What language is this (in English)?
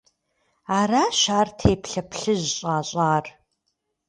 Kabardian